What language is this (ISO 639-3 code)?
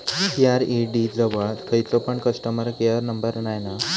mar